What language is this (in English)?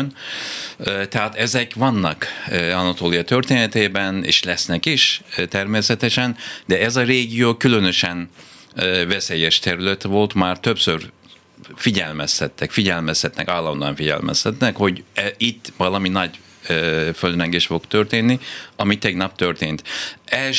Hungarian